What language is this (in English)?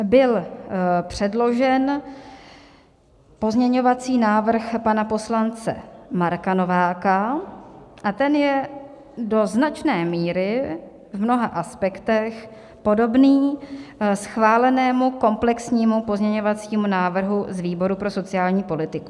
Czech